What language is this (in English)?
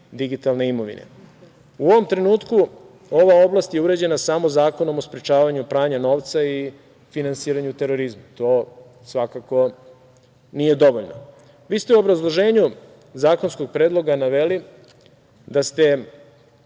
Serbian